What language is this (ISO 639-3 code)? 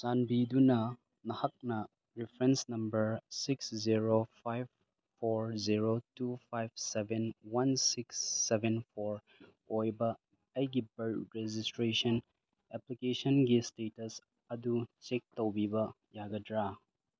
mni